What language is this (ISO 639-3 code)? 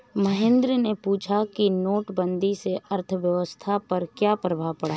hin